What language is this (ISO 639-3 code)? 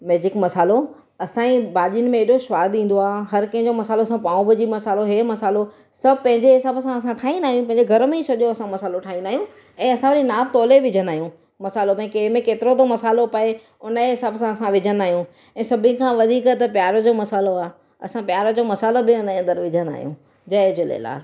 snd